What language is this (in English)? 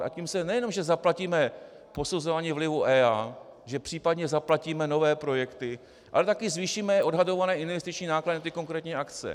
Czech